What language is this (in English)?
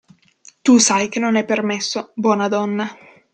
Italian